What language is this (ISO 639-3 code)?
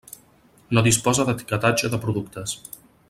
cat